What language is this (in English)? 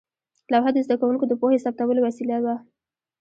Pashto